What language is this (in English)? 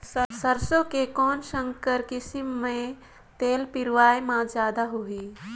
Chhattisgarhi